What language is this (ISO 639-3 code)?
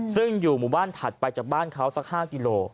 tha